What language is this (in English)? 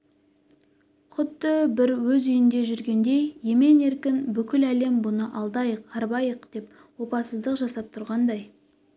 Kazakh